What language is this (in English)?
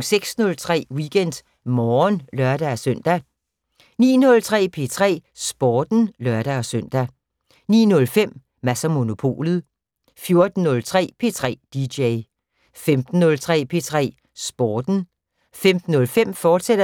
Danish